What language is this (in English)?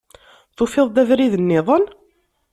Kabyle